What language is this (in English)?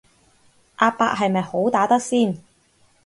Cantonese